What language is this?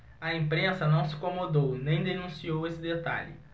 Portuguese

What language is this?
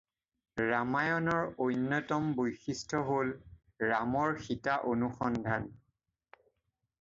Assamese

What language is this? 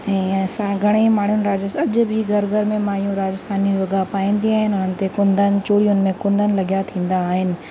Sindhi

